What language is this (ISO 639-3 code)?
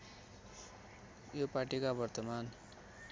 nep